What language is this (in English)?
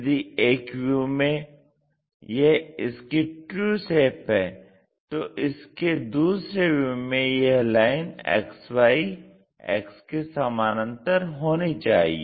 Hindi